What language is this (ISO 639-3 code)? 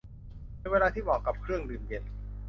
tha